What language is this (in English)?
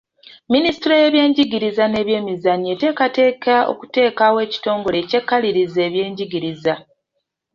Ganda